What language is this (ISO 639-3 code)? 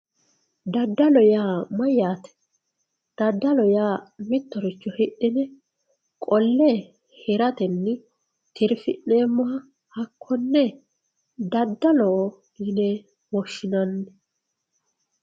sid